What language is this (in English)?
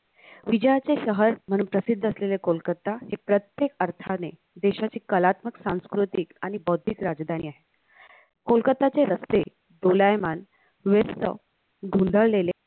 Marathi